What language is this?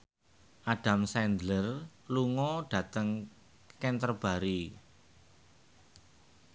Javanese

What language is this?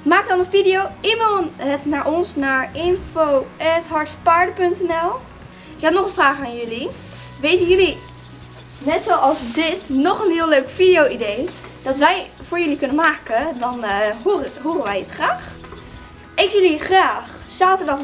Dutch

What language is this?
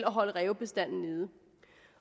Danish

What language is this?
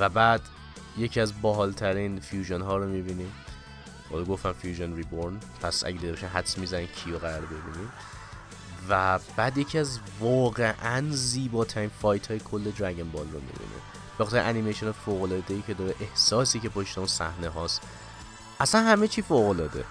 Persian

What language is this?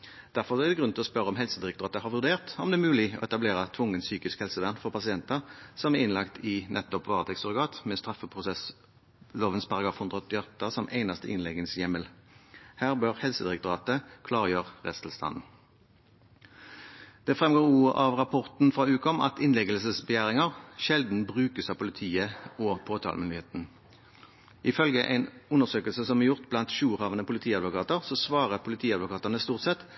Norwegian Bokmål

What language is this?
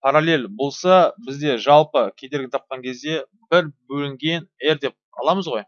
Turkish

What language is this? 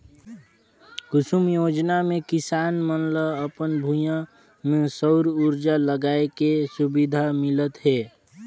Chhattisgarhi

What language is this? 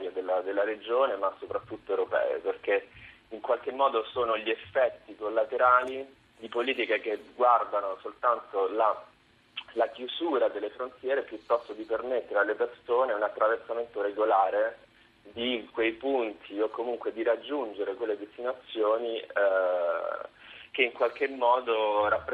Italian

